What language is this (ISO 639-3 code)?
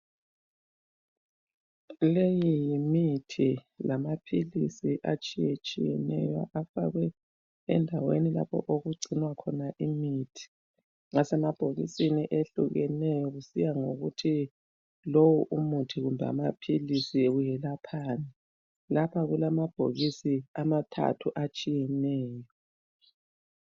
nde